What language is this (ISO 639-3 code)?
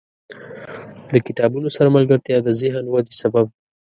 pus